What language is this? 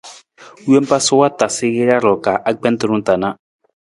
Nawdm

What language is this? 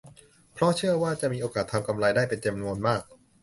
Thai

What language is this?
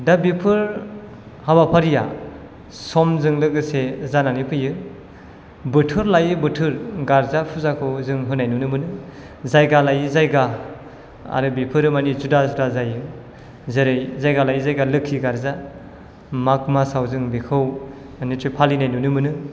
Bodo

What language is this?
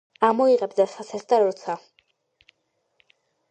Georgian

